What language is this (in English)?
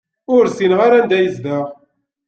Kabyle